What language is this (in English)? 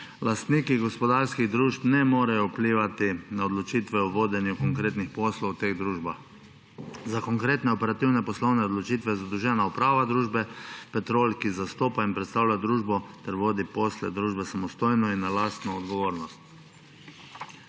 Slovenian